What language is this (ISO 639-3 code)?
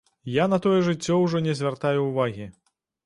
bel